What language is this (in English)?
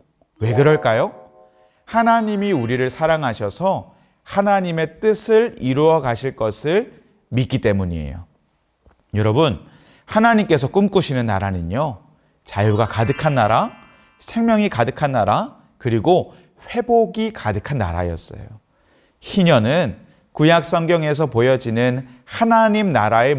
Korean